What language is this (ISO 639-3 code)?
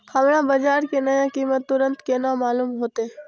mai